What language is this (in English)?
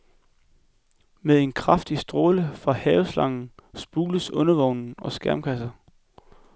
Danish